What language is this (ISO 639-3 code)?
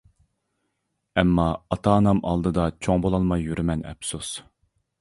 uig